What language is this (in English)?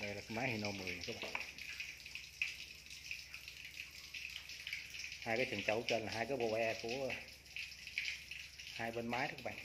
Vietnamese